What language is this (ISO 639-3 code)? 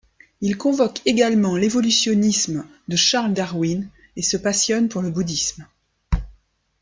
fra